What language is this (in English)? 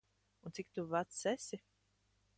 Latvian